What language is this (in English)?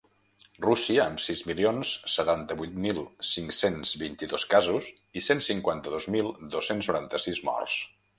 Catalan